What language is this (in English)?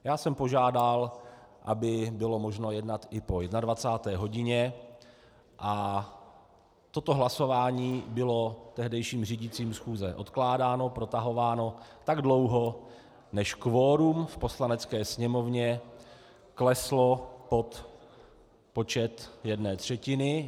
Czech